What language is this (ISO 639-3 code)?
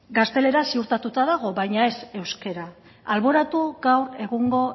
eus